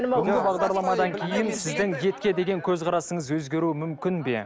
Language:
Kazakh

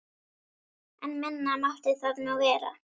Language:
Icelandic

